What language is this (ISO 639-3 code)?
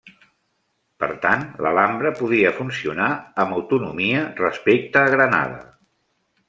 cat